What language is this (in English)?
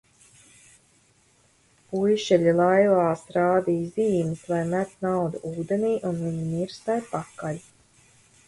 Latvian